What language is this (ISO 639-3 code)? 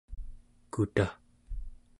esu